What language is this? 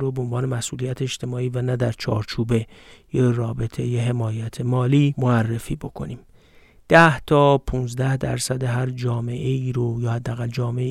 Persian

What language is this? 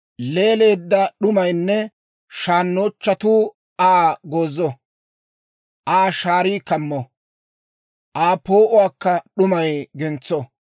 Dawro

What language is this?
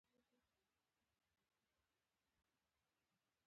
Pashto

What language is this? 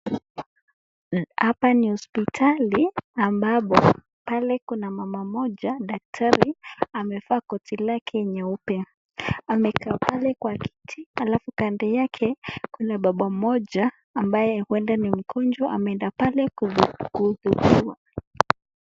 Swahili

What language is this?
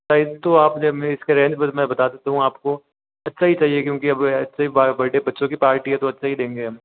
Hindi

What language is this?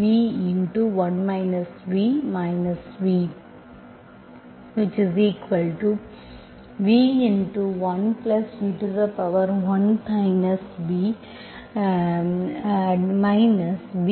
Tamil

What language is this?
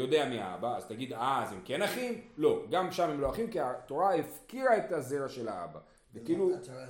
Hebrew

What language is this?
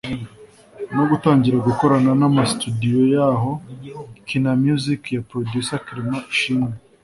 Kinyarwanda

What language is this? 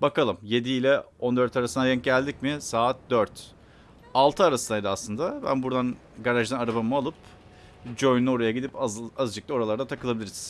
Turkish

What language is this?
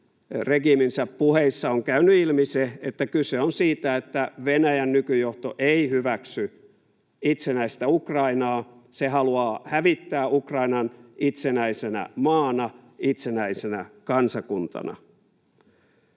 Finnish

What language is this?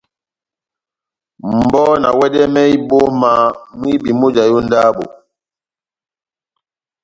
Batanga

